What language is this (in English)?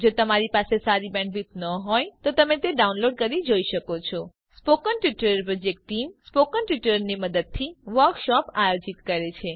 Gujarati